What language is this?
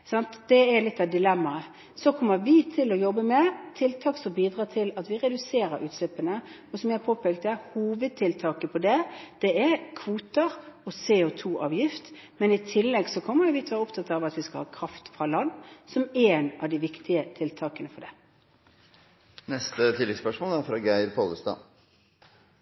Norwegian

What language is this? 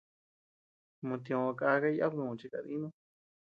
Tepeuxila Cuicatec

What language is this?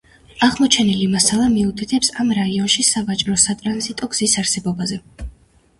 Georgian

